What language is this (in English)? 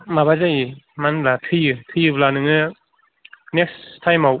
Bodo